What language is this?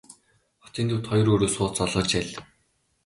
Mongolian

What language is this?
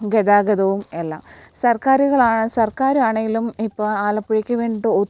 Malayalam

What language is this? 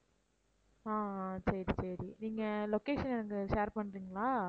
Tamil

